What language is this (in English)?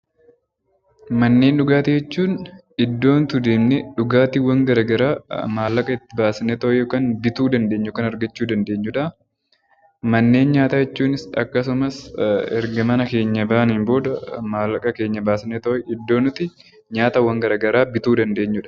Oromo